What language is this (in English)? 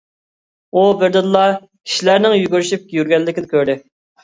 Uyghur